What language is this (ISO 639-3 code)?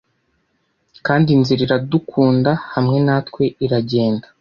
kin